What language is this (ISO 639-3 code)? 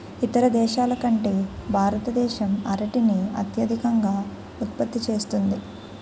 tel